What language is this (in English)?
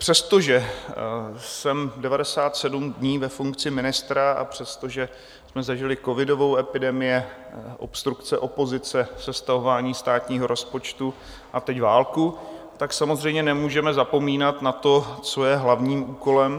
Czech